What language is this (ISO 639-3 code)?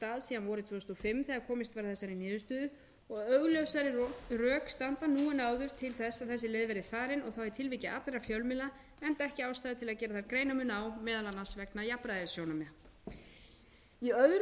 isl